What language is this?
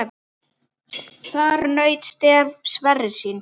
Icelandic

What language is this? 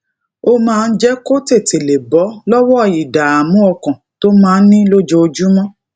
Yoruba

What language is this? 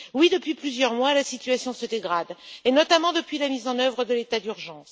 French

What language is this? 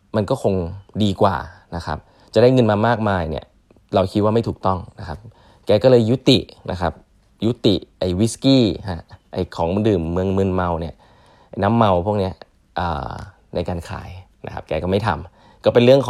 Thai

